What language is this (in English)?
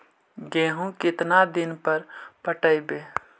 Magahi